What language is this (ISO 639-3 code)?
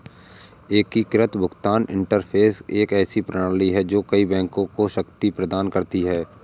hin